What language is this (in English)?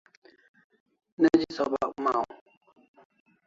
Kalasha